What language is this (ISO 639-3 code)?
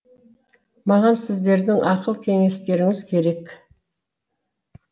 kaz